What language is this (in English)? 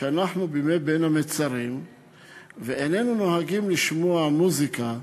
Hebrew